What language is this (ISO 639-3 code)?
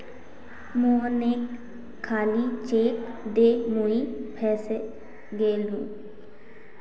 mag